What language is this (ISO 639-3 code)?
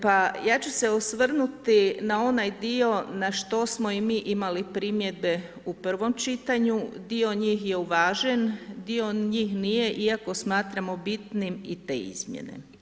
hrv